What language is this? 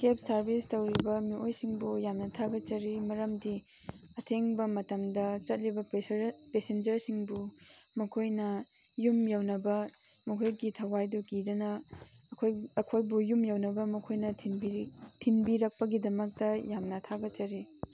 Manipuri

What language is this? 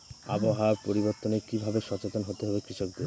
Bangla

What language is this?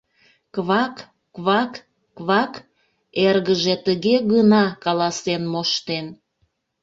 Mari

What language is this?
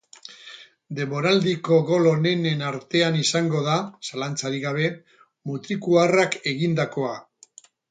Basque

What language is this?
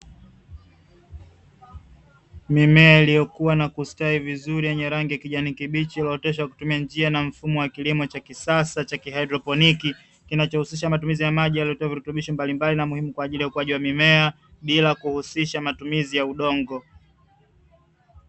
Swahili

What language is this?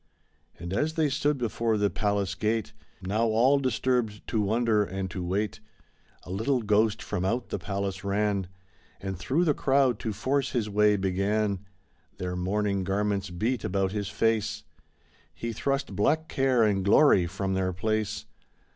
English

